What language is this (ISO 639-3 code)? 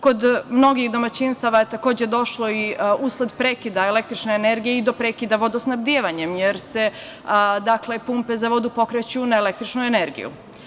srp